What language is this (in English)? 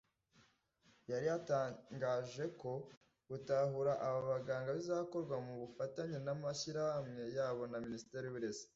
Kinyarwanda